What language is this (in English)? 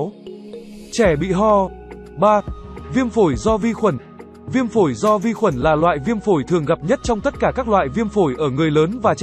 Vietnamese